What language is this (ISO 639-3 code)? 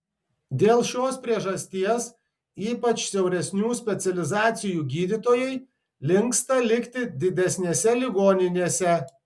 lit